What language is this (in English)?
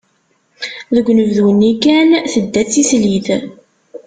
Kabyle